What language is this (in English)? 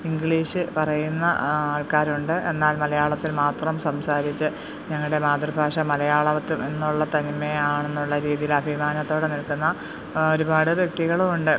Malayalam